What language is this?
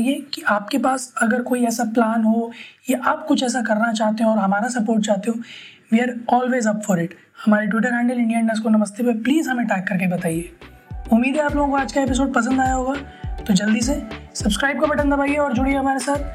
Hindi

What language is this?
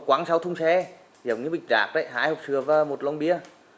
Vietnamese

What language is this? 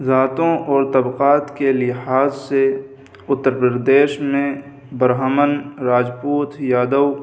Urdu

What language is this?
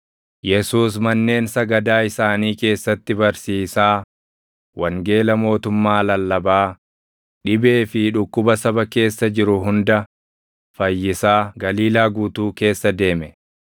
Oromo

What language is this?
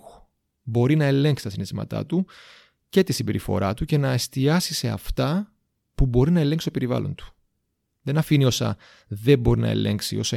Greek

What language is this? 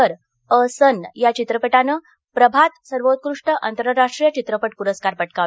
Marathi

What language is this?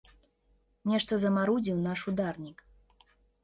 Belarusian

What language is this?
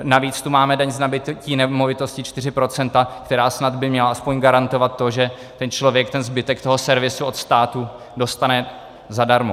Czech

